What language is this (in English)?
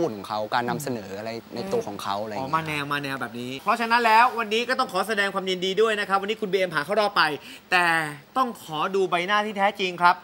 Thai